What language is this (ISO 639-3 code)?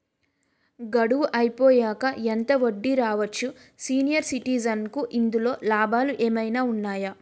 tel